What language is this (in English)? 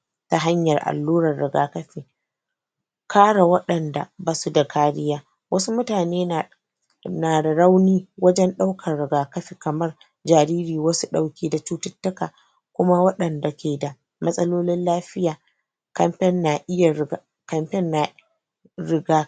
Hausa